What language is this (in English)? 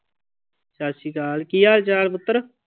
Punjabi